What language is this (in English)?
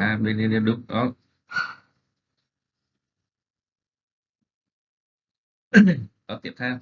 Vietnamese